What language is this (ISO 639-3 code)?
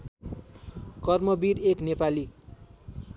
nep